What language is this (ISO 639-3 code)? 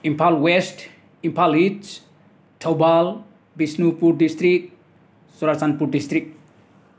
mni